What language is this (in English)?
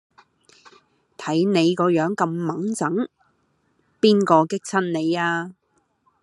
Cantonese